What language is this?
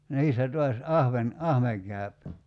Finnish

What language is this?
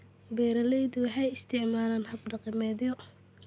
Somali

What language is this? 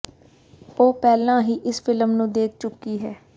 Punjabi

